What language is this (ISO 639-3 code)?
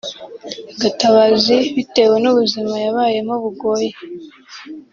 kin